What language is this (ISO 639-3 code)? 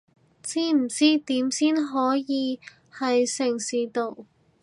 yue